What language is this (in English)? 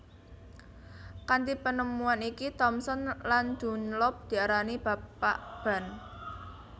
Javanese